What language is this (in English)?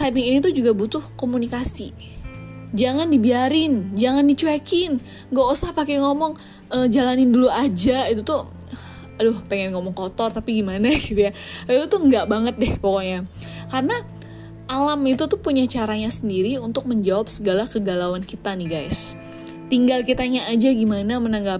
Indonesian